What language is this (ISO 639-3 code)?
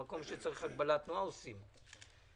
heb